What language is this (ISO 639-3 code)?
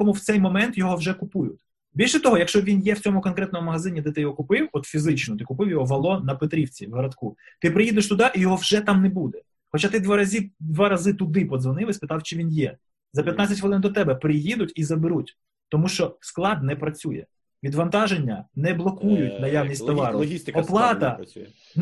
ukr